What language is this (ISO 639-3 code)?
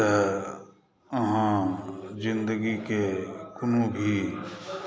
mai